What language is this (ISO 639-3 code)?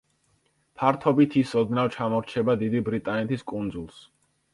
kat